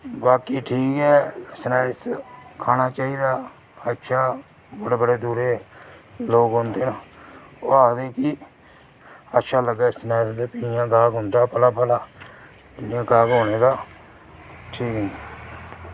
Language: Dogri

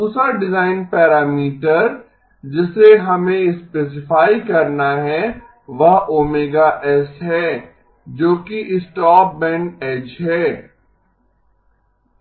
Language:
Hindi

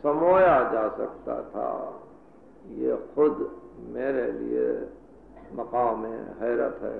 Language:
Arabic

